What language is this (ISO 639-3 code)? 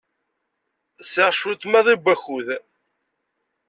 kab